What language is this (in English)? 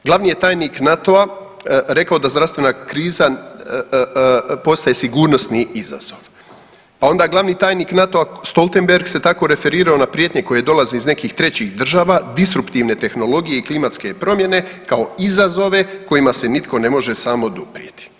Croatian